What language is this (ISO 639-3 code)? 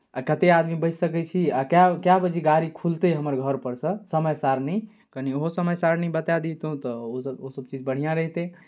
mai